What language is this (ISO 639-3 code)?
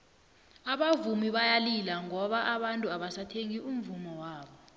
nbl